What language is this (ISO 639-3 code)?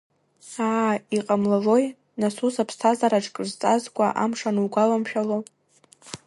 abk